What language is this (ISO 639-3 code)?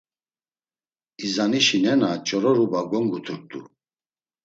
lzz